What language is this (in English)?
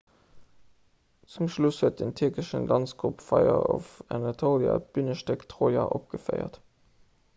Luxembourgish